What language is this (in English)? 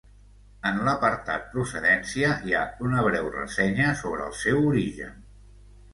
Catalan